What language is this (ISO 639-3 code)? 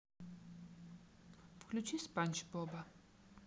rus